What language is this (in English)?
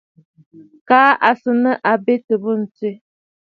Bafut